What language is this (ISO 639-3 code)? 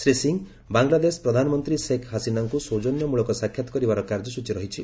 ori